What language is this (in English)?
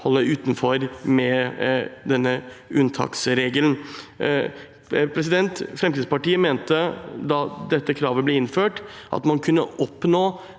Norwegian